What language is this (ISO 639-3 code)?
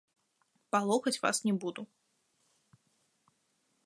bel